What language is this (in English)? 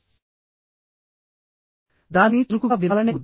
Telugu